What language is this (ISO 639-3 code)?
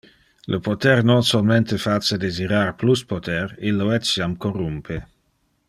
ina